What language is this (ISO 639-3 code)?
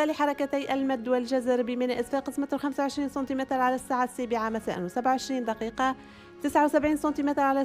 ara